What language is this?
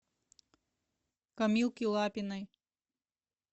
Russian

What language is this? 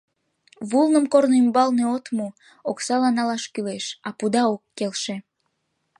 Mari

